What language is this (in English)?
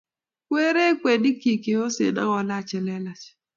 Kalenjin